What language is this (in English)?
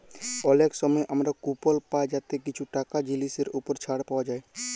Bangla